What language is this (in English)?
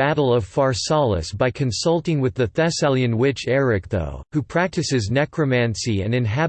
English